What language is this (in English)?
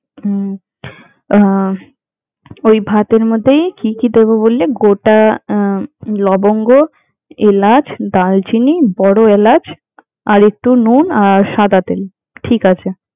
Bangla